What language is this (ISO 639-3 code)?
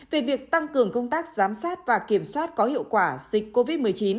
vie